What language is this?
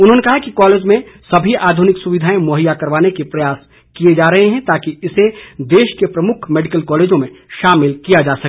Hindi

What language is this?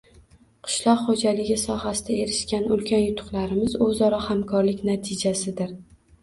Uzbek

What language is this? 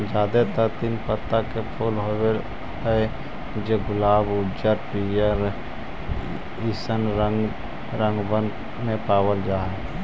Magahi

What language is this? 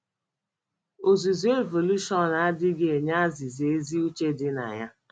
Igbo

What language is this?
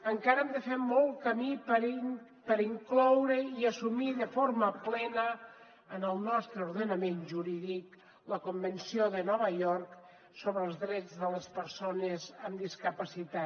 Catalan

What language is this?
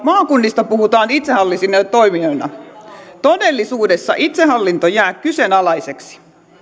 Finnish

